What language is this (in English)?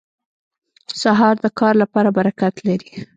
Pashto